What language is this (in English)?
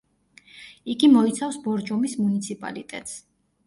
Georgian